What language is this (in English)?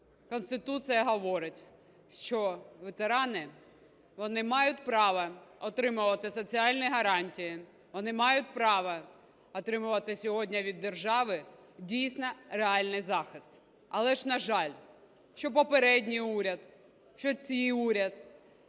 Ukrainian